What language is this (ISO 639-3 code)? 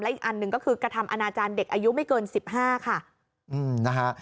tha